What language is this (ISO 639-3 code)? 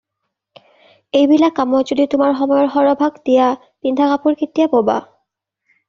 asm